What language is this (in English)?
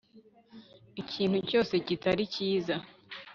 Kinyarwanda